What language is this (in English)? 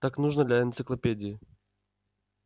Russian